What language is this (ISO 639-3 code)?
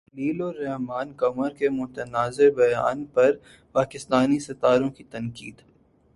urd